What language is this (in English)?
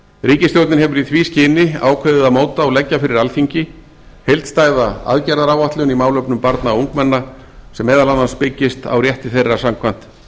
Icelandic